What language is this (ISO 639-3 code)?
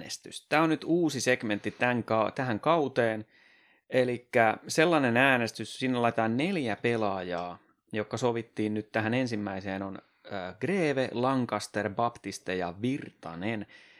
fin